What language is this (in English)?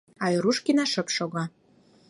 Mari